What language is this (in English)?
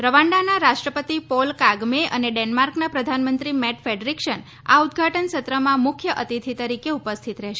Gujarati